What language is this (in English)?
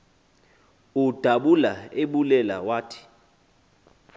Xhosa